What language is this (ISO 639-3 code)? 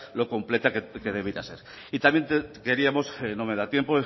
spa